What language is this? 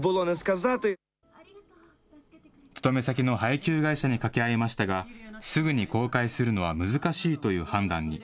Japanese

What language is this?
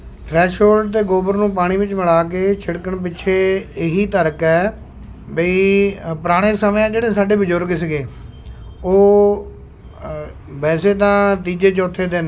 Punjabi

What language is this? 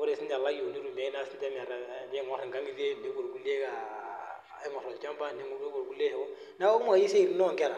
Masai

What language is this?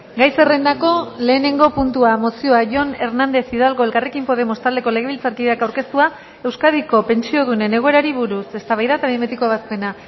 Basque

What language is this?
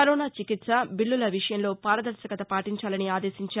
Telugu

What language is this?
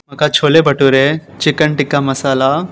Konkani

